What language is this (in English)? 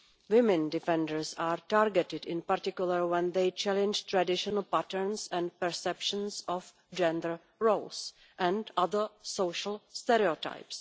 English